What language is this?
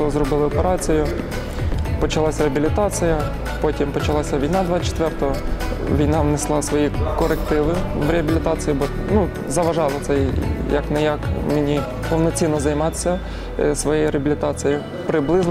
Ukrainian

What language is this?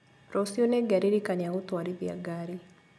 Kikuyu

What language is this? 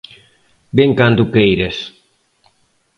Galician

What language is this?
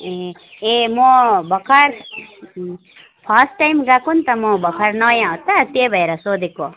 Nepali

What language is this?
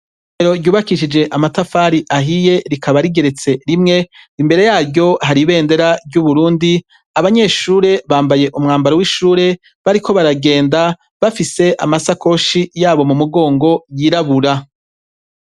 Rundi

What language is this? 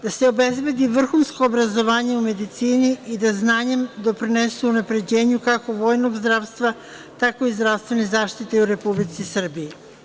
Serbian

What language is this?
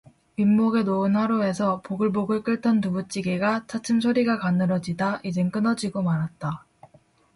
Korean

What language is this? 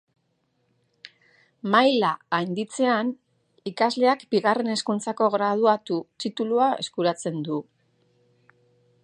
Basque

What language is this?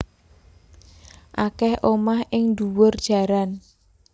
Javanese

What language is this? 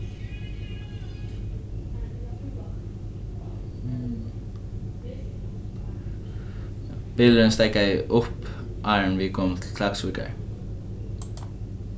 Faroese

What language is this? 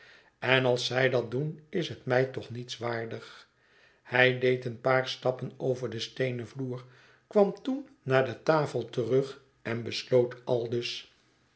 Dutch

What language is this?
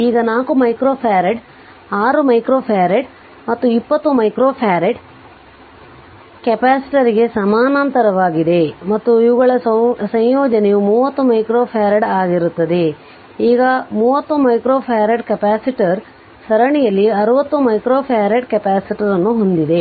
Kannada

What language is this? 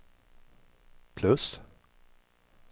Swedish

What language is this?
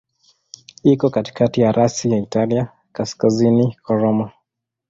Swahili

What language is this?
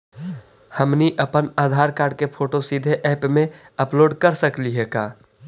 Magahi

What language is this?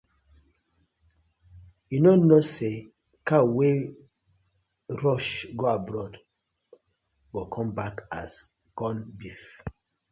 Nigerian Pidgin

